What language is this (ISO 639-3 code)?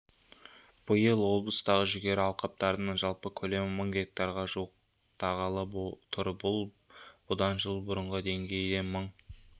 kaz